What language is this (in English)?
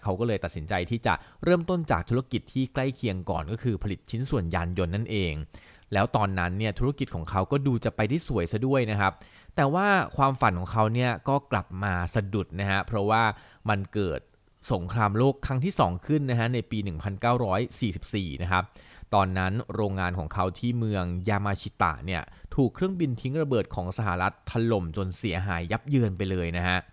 Thai